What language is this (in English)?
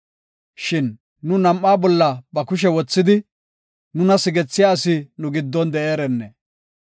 Gofa